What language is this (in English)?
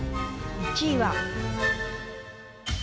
Japanese